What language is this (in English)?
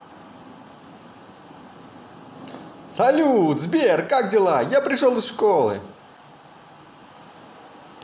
Russian